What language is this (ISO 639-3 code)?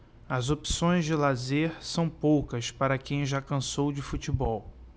por